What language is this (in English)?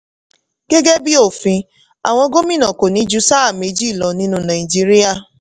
Yoruba